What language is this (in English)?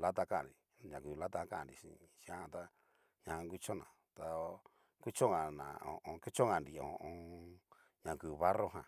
Cacaloxtepec Mixtec